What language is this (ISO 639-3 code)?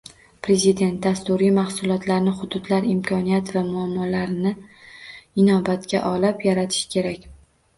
uzb